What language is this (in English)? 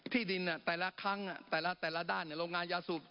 Thai